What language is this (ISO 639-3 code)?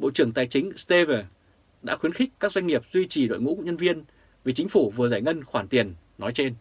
vie